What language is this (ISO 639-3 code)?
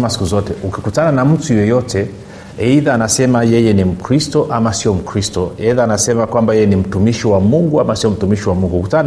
swa